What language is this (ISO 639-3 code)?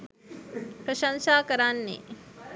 sin